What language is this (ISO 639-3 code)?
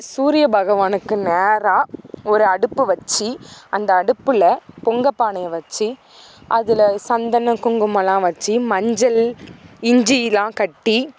tam